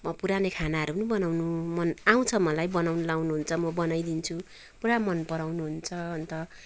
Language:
Nepali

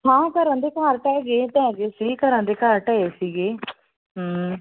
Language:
Punjabi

